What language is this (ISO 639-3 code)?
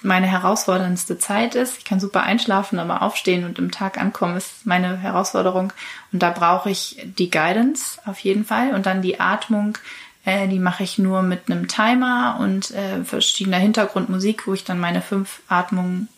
deu